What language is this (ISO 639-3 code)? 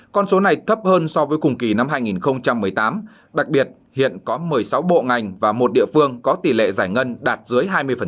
vie